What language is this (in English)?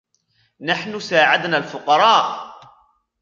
Arabic